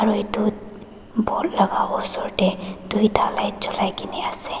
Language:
Naga Pidgin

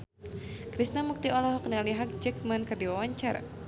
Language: Sundanese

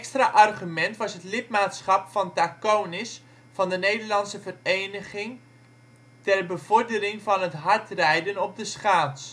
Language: Dutch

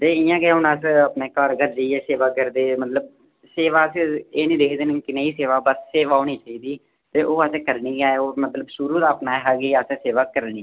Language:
Dogri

